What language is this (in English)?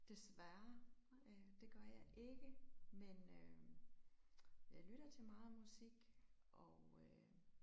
Danish